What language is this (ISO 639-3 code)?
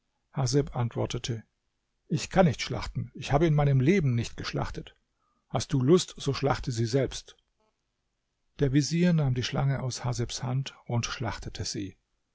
deu